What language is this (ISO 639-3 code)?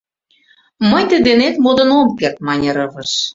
chm